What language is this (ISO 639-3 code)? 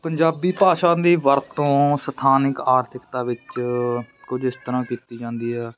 pan